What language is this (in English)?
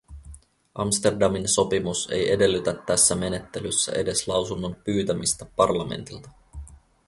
Finnish